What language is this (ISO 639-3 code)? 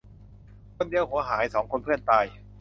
tha